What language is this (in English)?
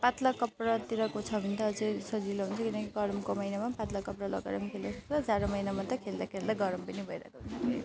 Nepali